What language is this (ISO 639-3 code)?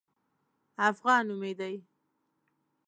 pus